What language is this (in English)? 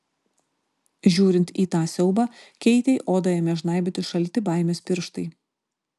Lithuanian